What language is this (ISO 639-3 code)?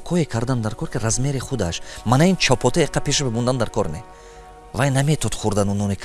tgk